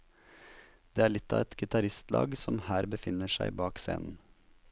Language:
Norwegian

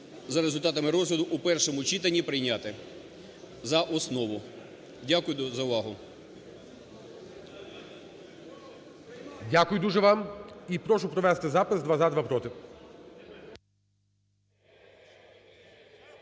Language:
Ukrainian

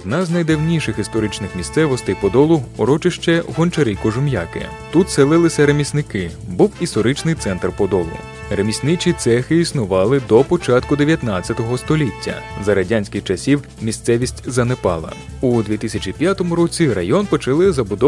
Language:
Ukrainian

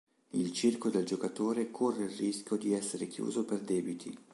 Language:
Italian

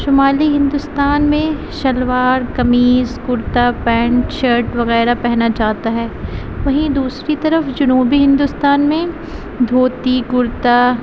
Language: Urdu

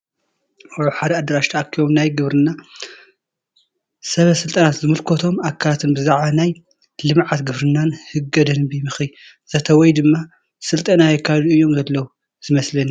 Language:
Tigrinya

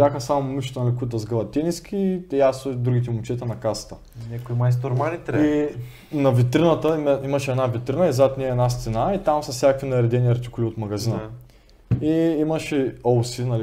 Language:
Bulgarian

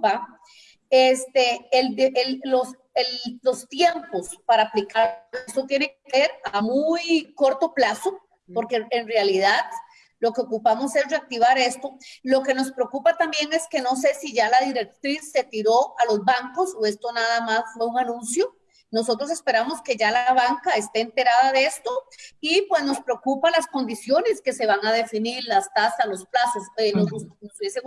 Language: Spanish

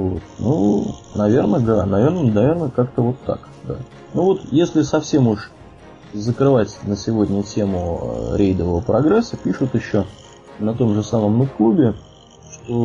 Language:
Russian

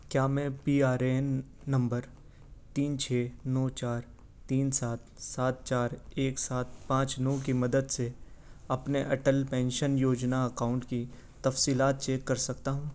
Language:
Urdu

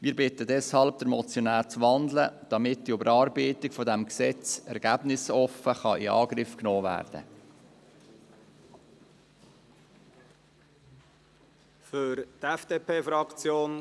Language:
Swiss German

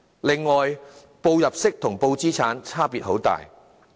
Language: Cantonese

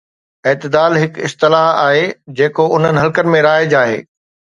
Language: Sindhi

